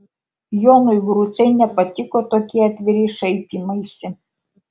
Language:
Lithuanian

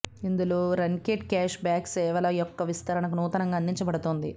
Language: Telugu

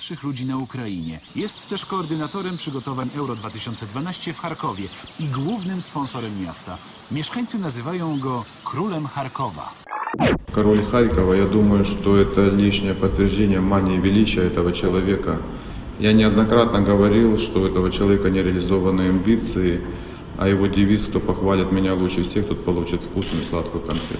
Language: Ukrainian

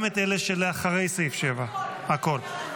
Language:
Hebrew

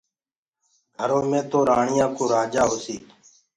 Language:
Gurgula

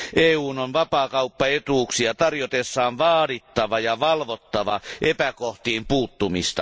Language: Finnish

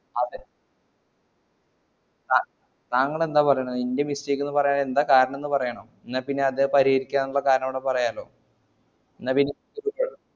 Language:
Malayalam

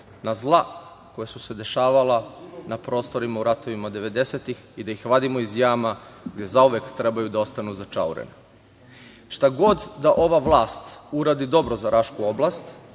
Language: Serbian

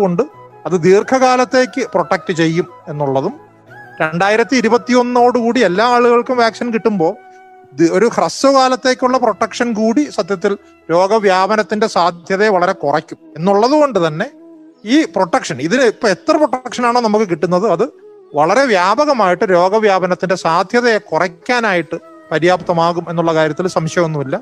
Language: Malayalam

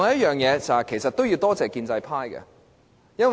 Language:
Cantonese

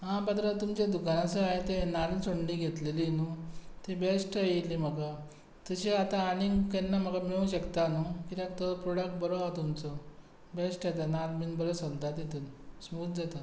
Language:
Konkani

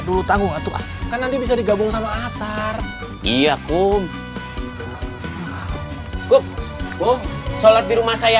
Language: Indonesian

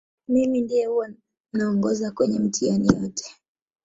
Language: Swahili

